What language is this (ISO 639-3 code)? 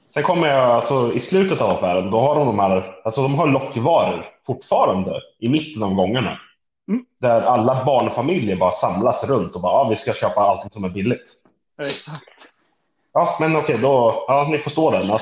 swe